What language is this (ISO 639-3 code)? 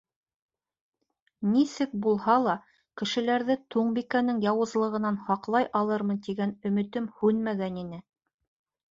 bak